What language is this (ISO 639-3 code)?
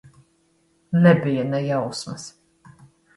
lav